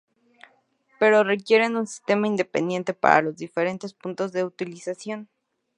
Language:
Spanish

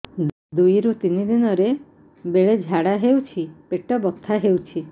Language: Odia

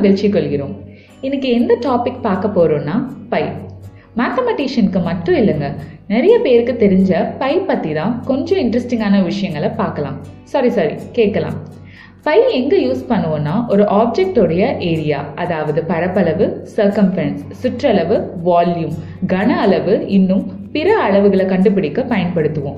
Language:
Tamil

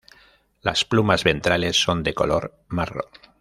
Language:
Spanish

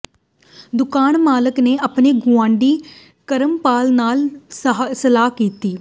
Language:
Punjabi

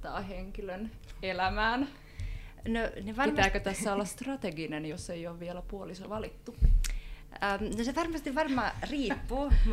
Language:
Finnish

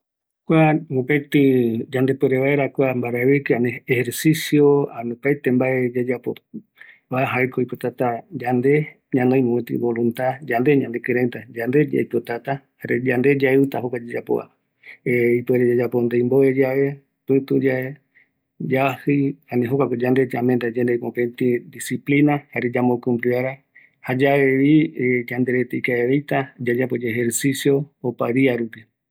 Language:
Eastern Bolivian Guaraní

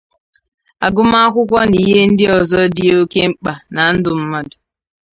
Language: Igbo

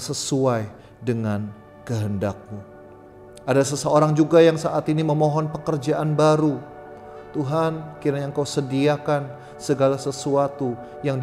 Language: Indonesian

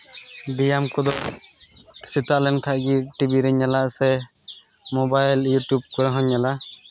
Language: Santali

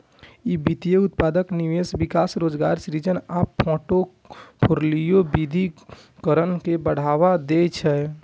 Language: Maithili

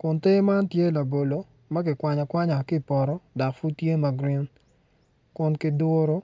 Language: Acoli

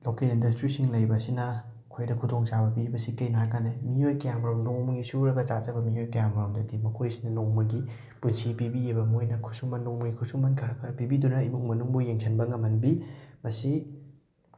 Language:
Manipuri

